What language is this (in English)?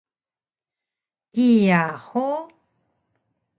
Taroko